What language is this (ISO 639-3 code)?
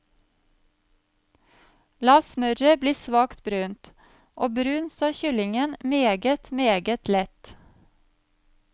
nor